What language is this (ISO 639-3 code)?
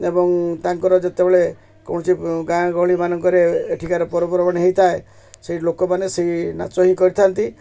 ori